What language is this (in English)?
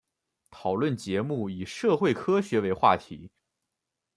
Chinese